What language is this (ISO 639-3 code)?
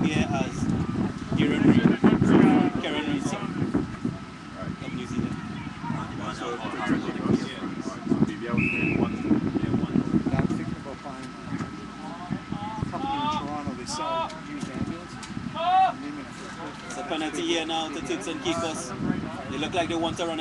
eng